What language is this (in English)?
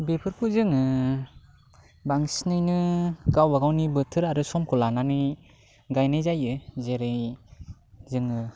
Bodo